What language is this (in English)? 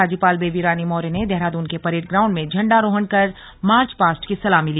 Hindi